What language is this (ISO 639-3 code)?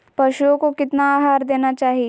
mag